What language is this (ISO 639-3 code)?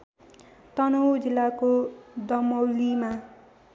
nep